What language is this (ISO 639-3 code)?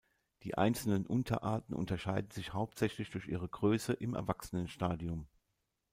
deu